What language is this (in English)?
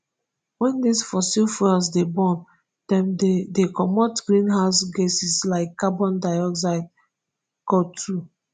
Nigerian Pidgin